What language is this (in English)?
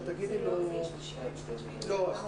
Hebrew